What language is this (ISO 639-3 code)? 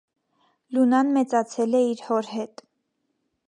hye